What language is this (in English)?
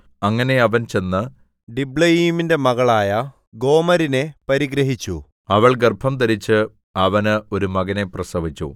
Malayalam